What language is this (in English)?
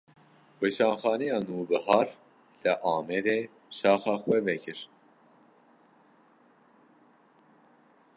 Kurdish